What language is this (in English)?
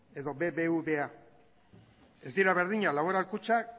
Basque